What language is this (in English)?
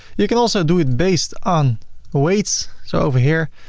English